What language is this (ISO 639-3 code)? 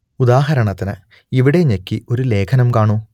mal